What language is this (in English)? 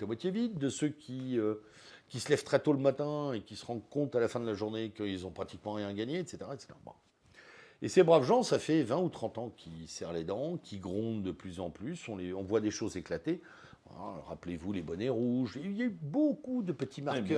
French